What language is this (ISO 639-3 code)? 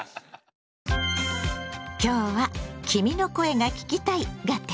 jpn